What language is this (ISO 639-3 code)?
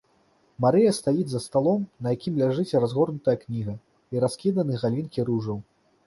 bel